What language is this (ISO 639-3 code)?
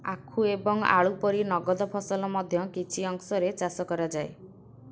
ori